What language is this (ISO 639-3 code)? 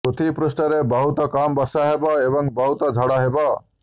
ori